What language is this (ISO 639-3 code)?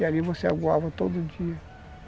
por